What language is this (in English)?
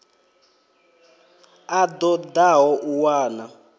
Venda